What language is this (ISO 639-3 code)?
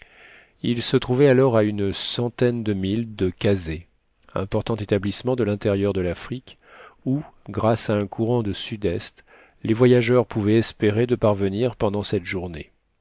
fra